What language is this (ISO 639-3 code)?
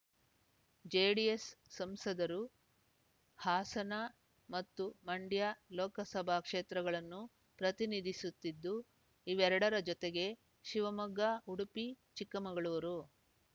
kan